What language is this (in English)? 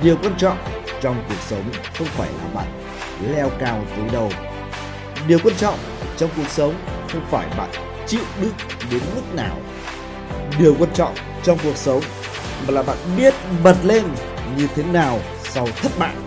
Vietnamese